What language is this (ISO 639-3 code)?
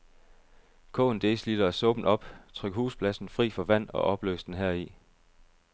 dan